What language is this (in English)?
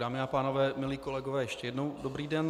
Czech